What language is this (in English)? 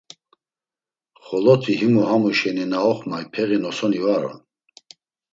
Laz